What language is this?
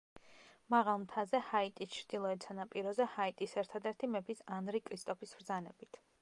Georgian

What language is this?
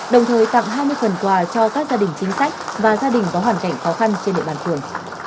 Vietnamese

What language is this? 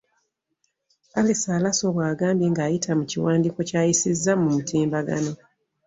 Ganda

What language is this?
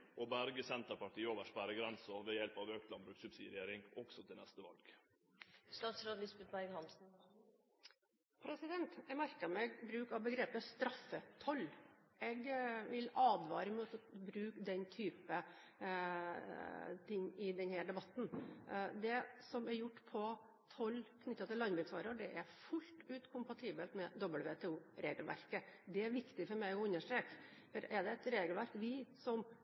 Norwegian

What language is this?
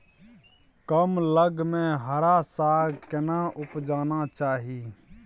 Maithili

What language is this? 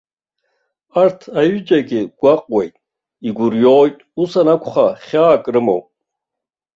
Abkhazian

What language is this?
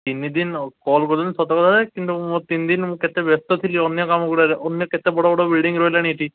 Odia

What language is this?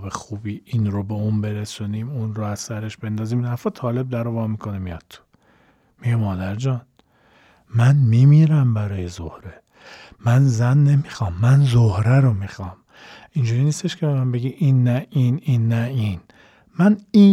Persian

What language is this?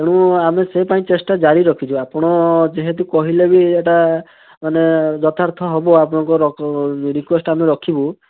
Odia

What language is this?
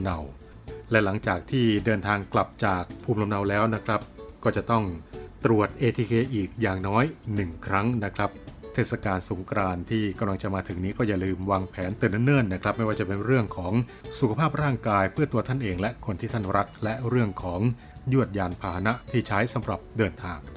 Thai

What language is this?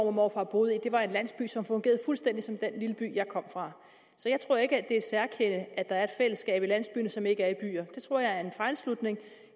Danish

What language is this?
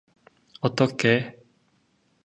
Korean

